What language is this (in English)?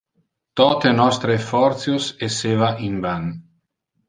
Interlingua